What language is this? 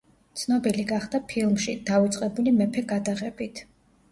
Georgian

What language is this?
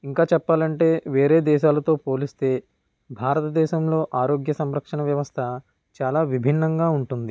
Telugu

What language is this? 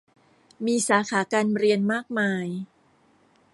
Thai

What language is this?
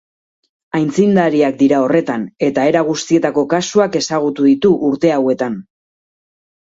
Basque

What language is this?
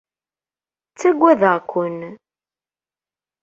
Kabyle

